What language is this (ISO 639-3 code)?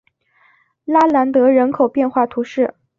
zho